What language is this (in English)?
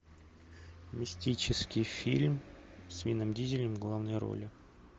Russian